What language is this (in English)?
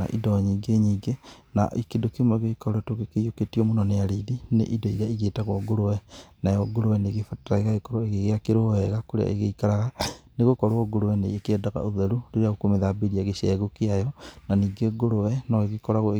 Kikuyu